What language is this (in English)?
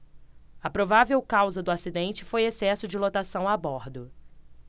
Portuguese